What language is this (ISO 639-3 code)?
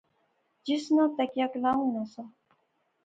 phr